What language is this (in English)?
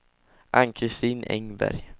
Swedish